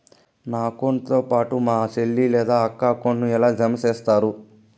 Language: Telugu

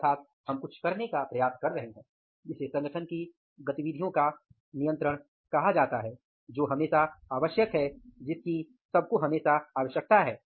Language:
Hindi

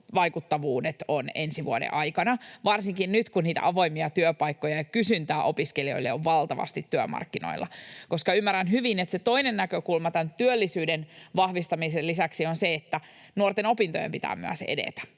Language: Finnish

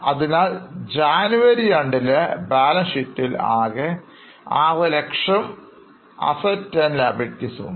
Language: Malayalam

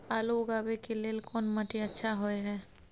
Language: Maithili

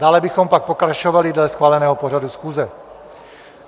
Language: Czech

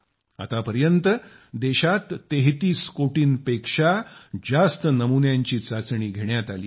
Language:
Marathi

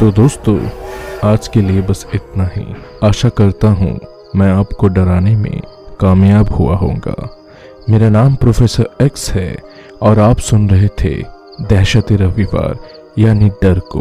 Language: Hindi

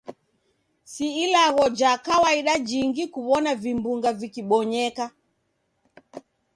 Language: Taita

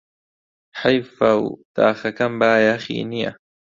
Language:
Central Kurdish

